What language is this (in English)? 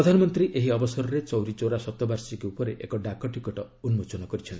Odia